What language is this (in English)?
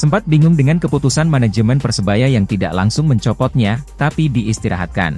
Indonesian